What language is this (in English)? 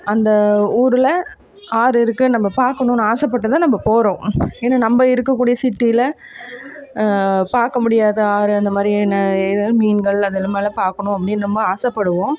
Tamil